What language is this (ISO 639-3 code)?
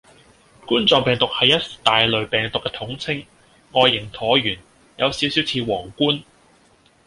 yue